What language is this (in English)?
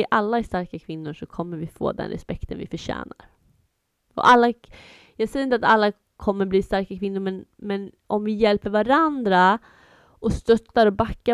Swedish